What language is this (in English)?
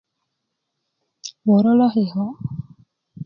Kuku